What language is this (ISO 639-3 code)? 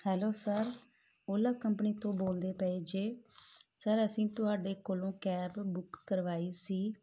pan